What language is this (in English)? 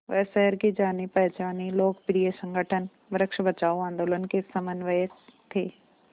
Hindi